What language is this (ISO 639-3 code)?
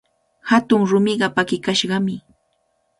qvl